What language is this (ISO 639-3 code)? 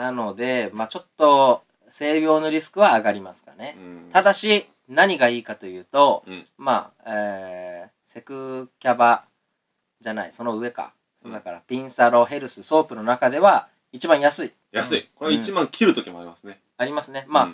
jpn